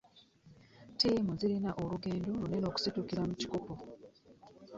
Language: Ganda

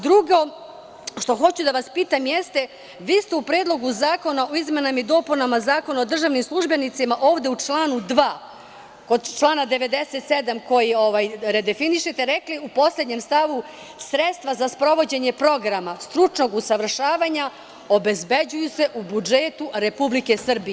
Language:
Serbian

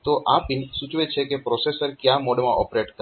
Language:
Gujarati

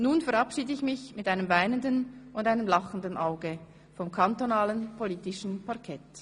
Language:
Swiss German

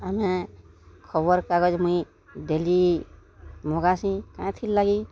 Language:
Odia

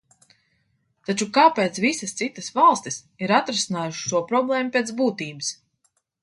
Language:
Latvian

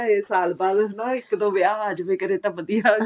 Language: Punjabi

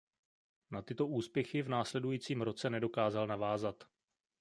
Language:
Czech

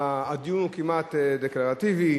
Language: Hebrew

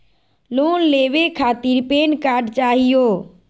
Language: Magahi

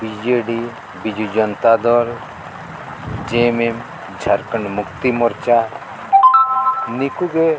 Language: Santali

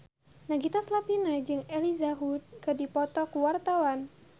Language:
Sundanese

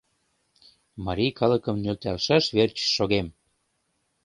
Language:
Mari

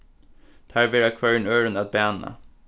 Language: Faroese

